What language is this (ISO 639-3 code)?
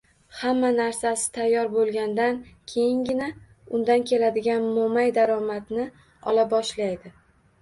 uzb